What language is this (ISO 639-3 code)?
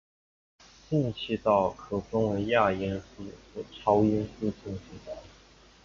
zho